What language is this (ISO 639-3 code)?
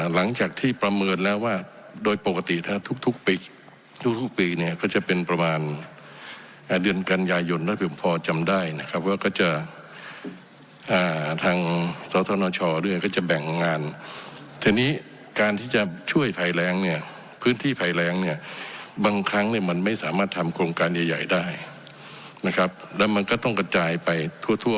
tha